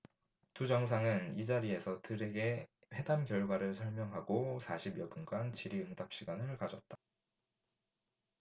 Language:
Korean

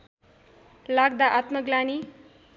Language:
Nepali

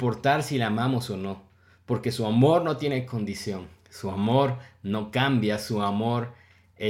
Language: Spanish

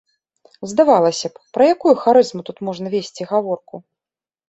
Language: Belarusian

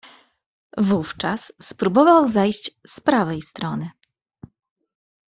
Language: Polish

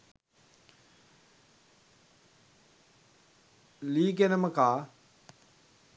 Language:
Sinhala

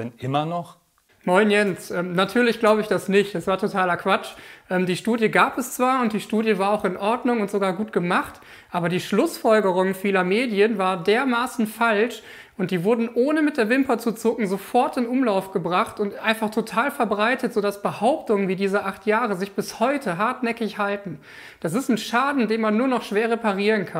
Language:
German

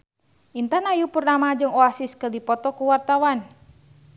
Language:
Sundanese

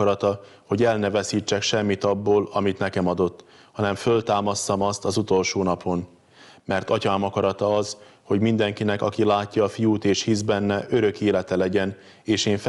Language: Hungarian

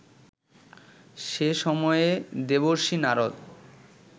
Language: Bangla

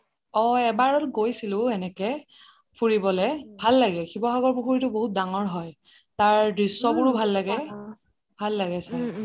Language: Assamese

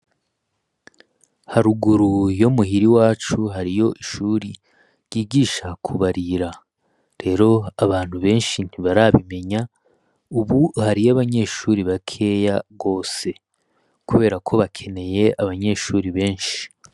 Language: Rundi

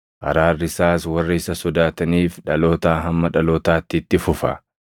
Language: Oromo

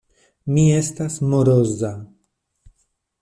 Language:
Esperanto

